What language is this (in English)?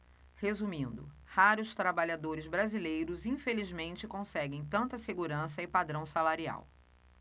Portuguese